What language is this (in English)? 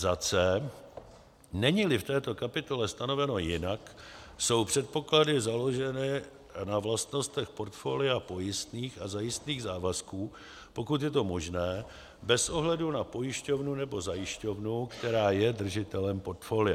Czech